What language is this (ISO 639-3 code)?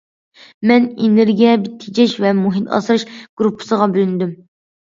uig